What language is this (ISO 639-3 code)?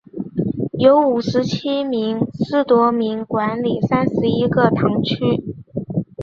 zho